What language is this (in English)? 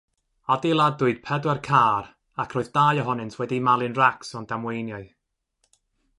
Welsh